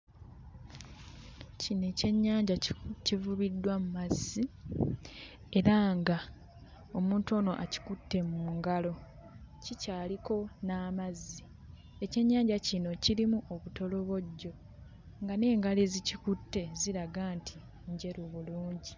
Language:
Ganda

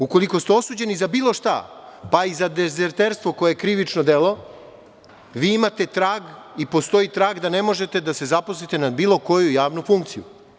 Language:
Serbian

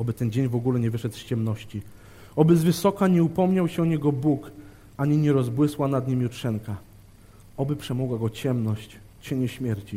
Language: Polish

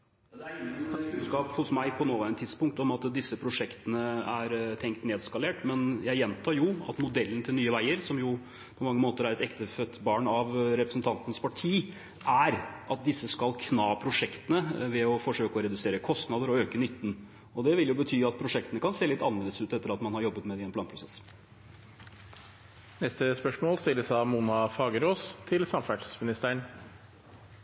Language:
Norwegian Bokmål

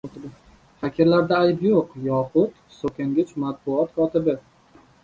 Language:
Uzbek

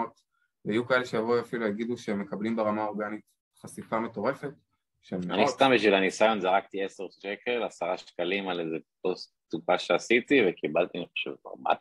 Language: Hebrew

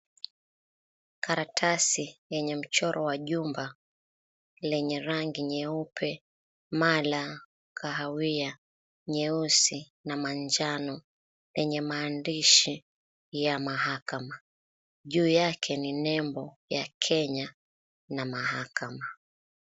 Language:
Swahili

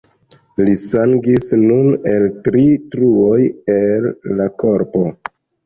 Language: Esperanto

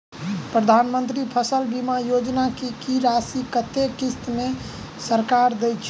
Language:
Maithili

